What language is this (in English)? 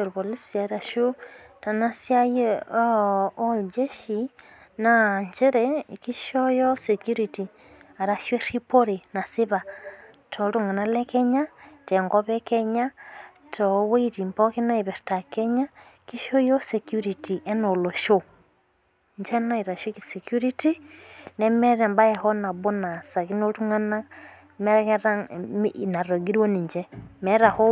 Masai